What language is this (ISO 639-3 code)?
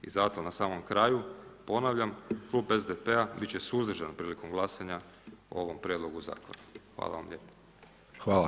hrv